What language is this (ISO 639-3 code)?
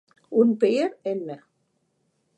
tam